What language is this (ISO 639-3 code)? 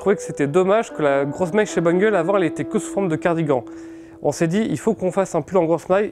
fra